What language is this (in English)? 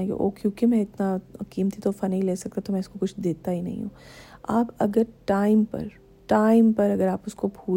Urdu